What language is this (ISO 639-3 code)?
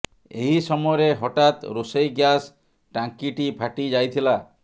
ori